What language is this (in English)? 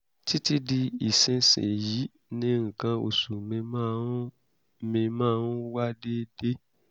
Yoruba